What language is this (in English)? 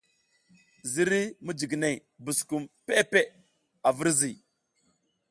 South Giziga